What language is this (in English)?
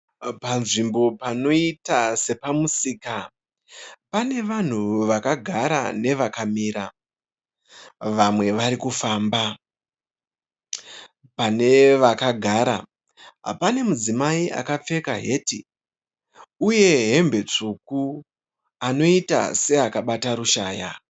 Shona